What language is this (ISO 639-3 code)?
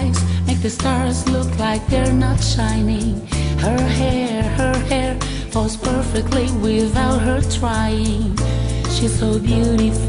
por